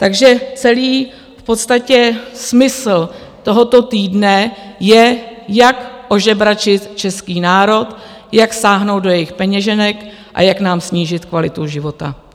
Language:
Czech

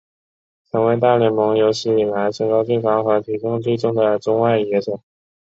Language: Chinese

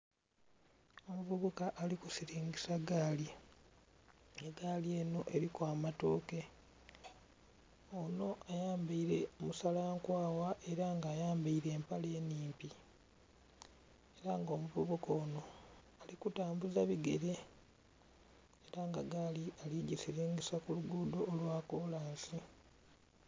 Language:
Soga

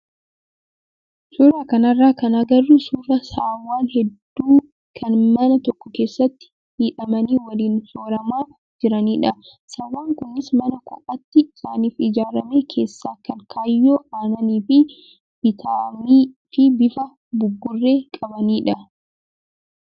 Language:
Oromo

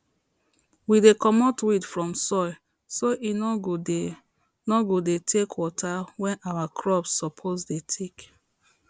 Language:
Nigerian Pidgin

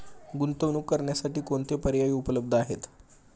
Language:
Marathi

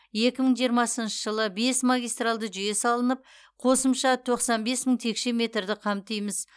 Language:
Kazakh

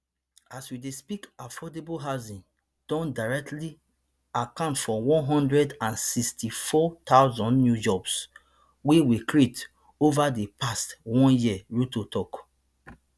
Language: Nigerian Pidgin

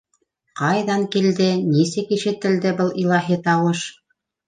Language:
Bashkir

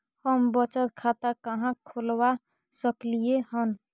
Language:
Maithili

